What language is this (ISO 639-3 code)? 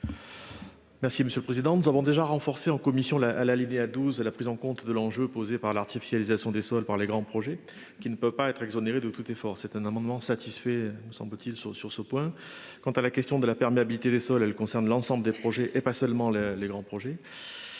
fra